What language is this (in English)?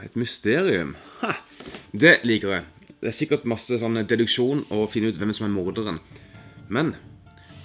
Dutch